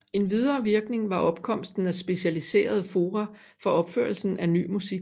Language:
Danish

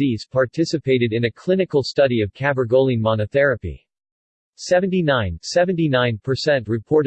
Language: English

